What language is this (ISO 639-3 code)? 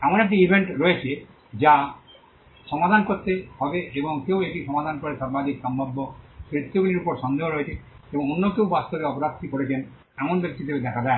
ben